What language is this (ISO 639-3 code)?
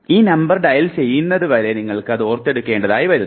mal